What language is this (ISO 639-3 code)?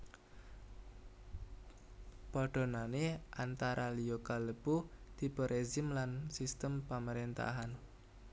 jav